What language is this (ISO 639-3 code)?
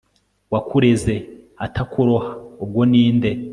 kin